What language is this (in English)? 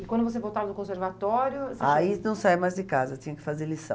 Portuguese